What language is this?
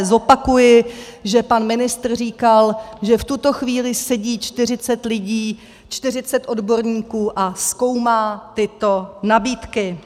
Czech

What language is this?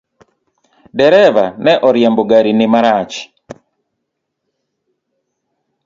Luo (Kenya and Tanzania)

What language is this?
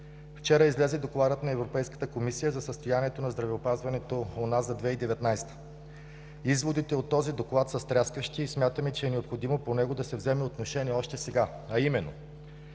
Bulgarian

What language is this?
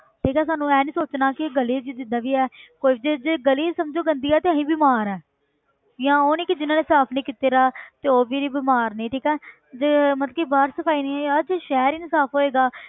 Punjabi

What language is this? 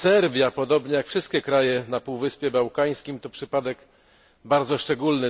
Polish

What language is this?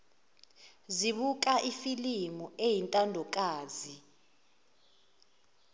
Zulu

